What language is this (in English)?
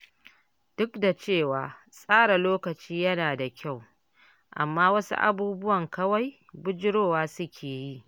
Hausa